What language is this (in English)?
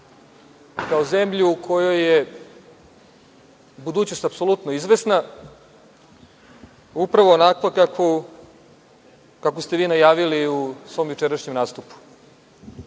Serbian